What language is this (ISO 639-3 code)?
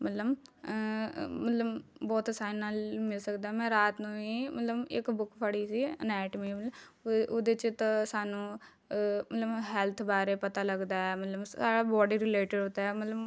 pan